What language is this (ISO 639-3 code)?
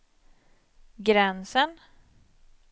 swe